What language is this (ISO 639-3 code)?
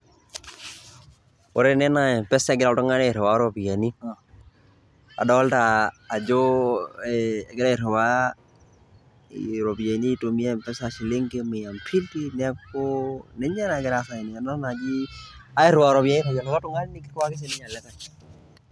mas